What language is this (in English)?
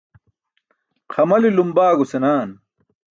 Burushaski